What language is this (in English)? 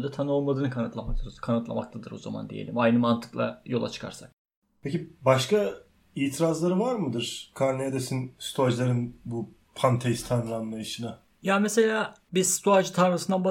Turkish